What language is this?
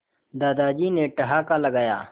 Hindi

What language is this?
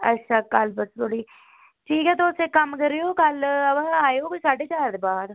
Dogri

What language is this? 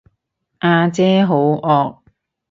Cantonese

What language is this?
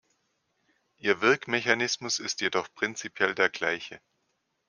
German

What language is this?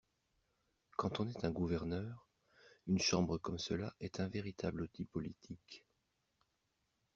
French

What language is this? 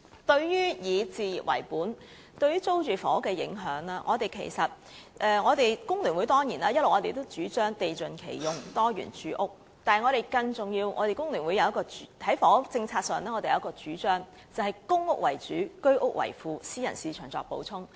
Cantonese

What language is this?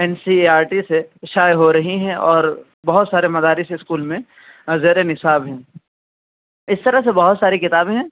Urdu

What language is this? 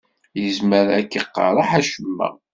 Kabyle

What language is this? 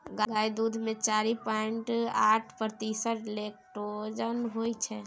Maithili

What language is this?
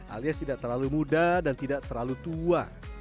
Indonesian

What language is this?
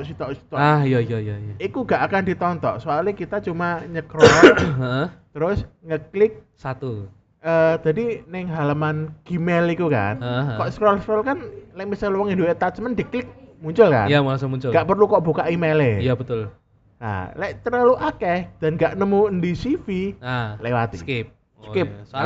Indonesian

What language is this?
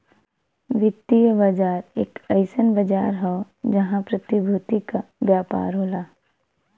Bhojpuri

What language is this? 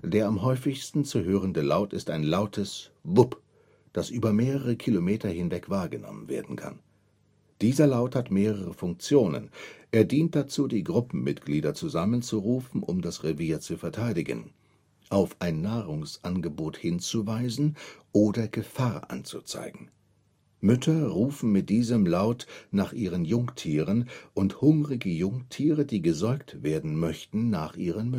German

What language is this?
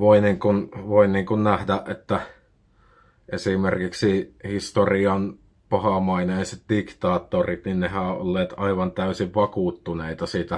Finnish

